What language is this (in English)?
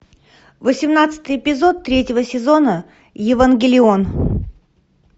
Russian